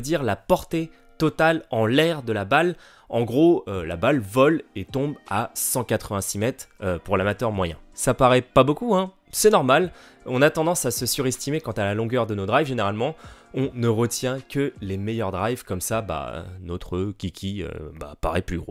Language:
French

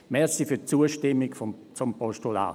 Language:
Swiss German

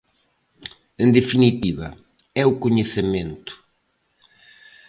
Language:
Galician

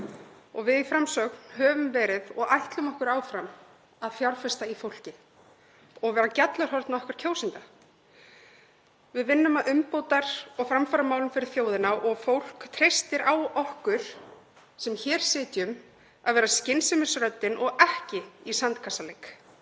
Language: Icelandic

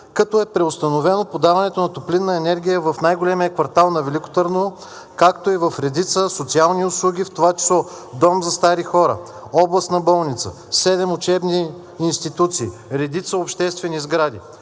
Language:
Bulgarian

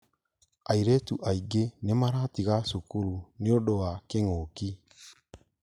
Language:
Kikuyu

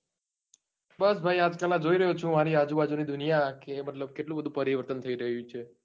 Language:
Gujarati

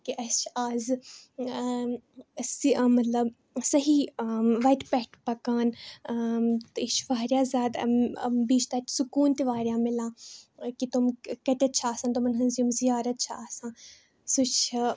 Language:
Kashmiri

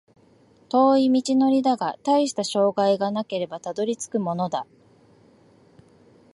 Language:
Japanese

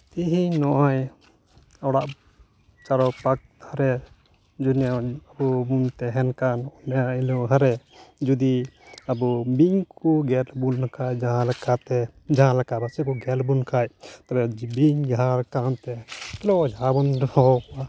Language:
Santali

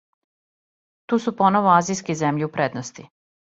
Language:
Serbian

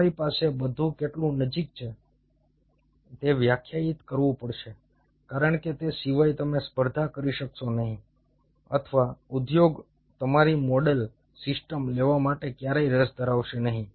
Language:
Gujarati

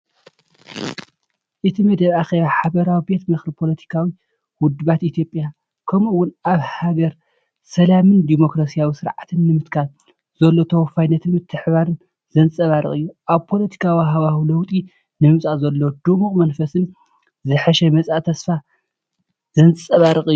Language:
Tigrinya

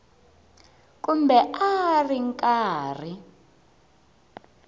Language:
Tsonga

